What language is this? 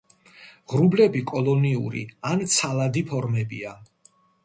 Georgian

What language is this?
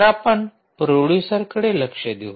Marathi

